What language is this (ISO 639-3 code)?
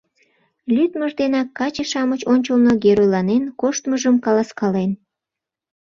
chm